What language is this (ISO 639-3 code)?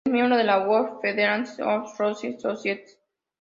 spa